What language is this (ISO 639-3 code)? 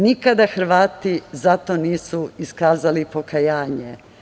srp